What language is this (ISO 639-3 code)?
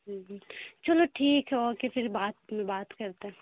urd